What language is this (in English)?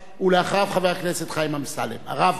Hebrew